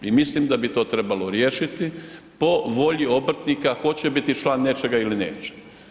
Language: Croatian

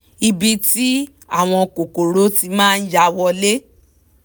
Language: Yoruba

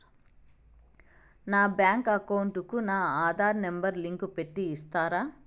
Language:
Telugu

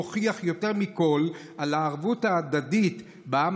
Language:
Hebrew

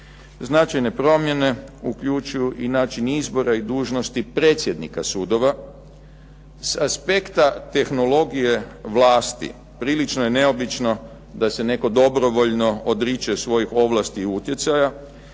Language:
Croatian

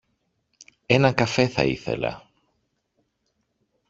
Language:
Greek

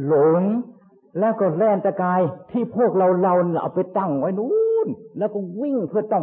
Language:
Thai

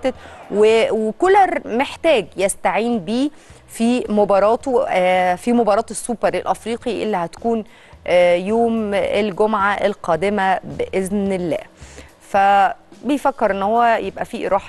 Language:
Arabic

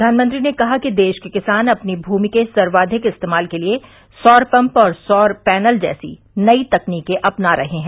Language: Hindi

